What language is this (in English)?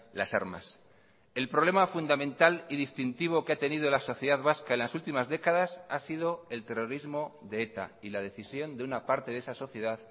Spanish